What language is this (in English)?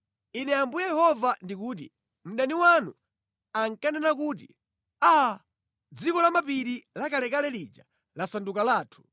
Nyanja